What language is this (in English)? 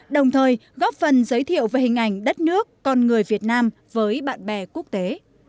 Vietnamese